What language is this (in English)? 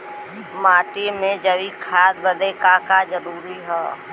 Bhojpuri